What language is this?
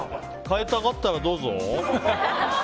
Japanese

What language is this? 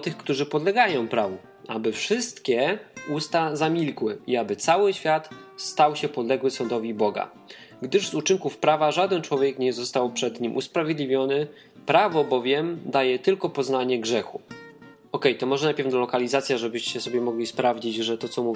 Polish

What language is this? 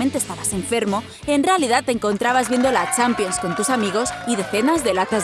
Spanish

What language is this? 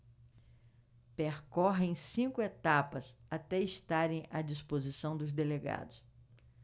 Portuguese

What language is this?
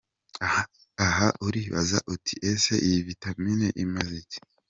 Kinyarwanda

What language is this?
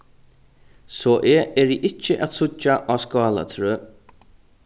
Faroese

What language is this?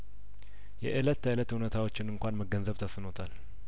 Amharic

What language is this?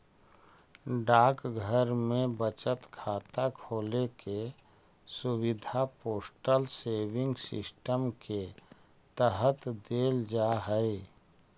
Magahi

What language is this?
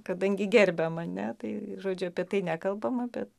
Lithuanian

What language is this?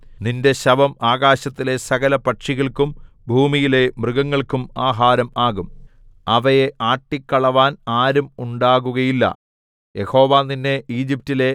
Malayalam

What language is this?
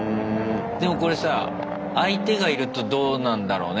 Japanese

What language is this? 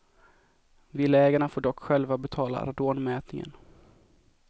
Swedish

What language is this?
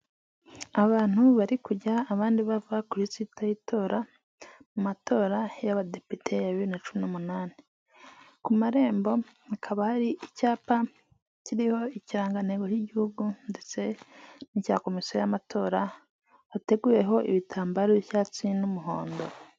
Kinyarwanda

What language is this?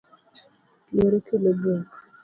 Luo (Kenya and Tanzania)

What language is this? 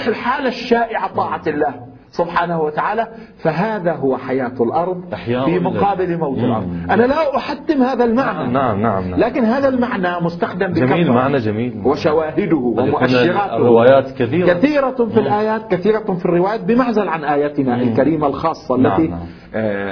Arabic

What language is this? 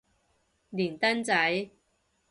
Cantonese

